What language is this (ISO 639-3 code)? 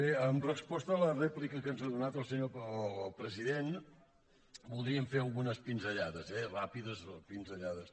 cat